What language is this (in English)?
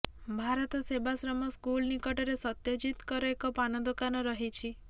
Odia